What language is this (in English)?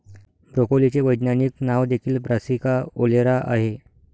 Marathi